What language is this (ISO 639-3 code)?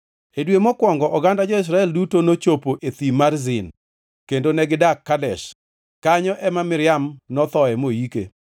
luo